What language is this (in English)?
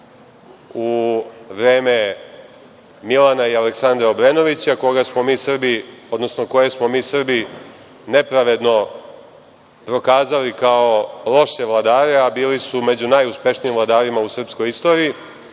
Serbian